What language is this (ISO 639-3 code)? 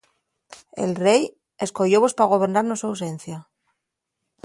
ast